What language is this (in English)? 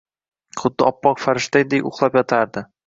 Uzbek